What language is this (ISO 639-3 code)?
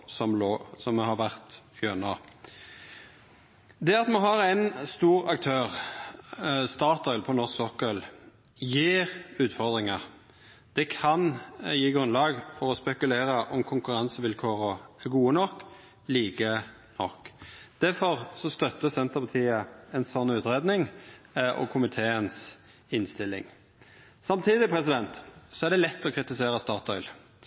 nno